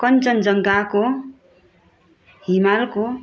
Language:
Nepali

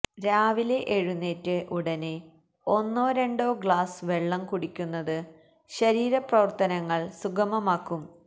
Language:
Malayalam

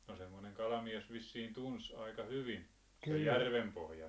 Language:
Finnish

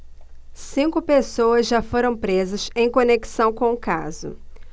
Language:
Portuguese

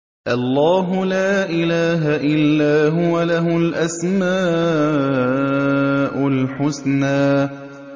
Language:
Arabic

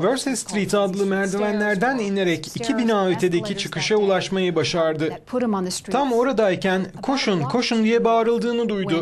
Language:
Turkish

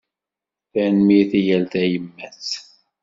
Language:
Kabyle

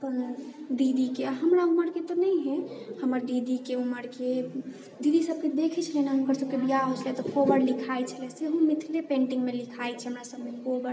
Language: Maithili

